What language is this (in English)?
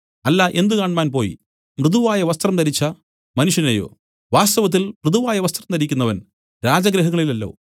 Malayalam